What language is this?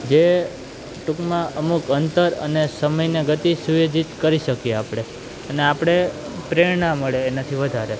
Gujarati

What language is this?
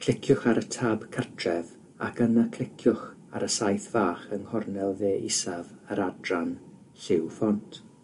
Welsh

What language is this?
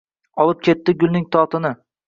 Uzbek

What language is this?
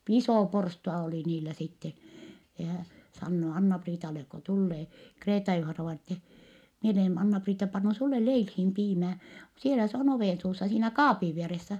Finnish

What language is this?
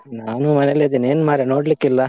Kannada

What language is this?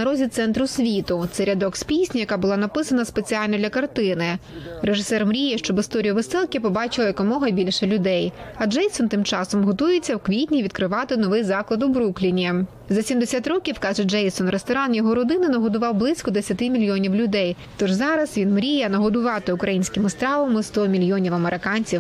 Ukrainian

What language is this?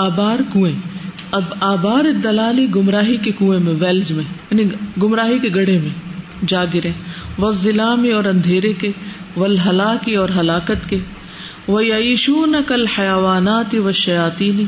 Urdu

